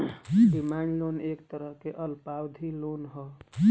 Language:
Bhojpuri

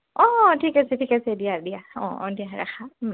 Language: Assamese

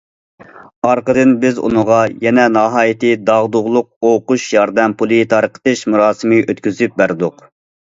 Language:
Uyghur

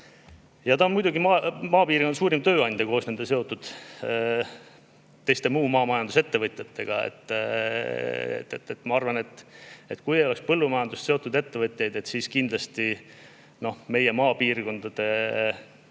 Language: Estonian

